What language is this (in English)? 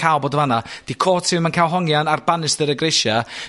Welsh